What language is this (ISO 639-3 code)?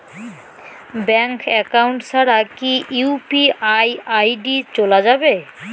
ben